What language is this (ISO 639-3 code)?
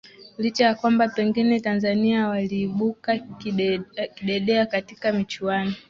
swa